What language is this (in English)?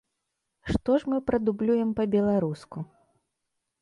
Belarusian